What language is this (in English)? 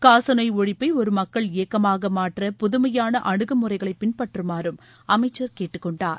Tamil